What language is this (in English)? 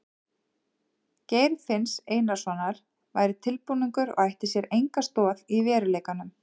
Icelandic